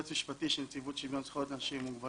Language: Hebrew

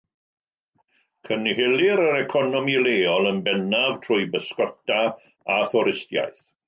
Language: Welsh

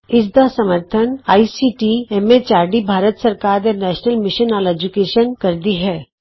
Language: Punjabi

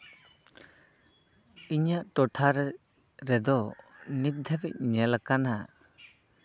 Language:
Santali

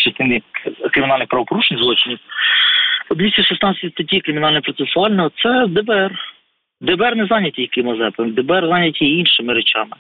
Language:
Ukrainian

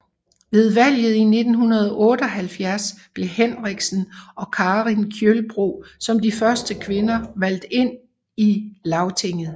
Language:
Danish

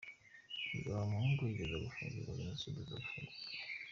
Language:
Kinyarwanda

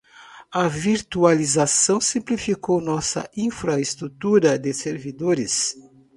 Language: Portuguese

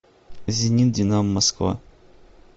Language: Russian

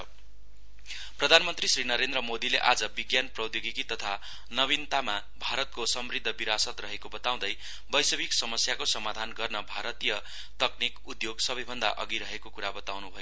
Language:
Nepali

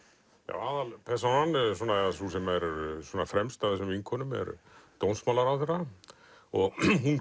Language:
Icelandic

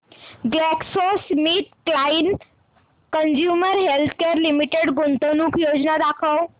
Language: Marathi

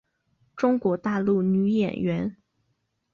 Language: Chinese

